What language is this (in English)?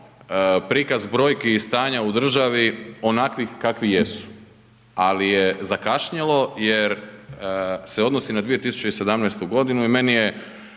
Croatian